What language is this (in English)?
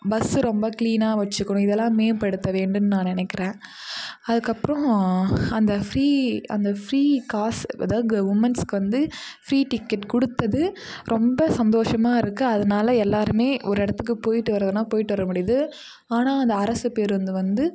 Tamil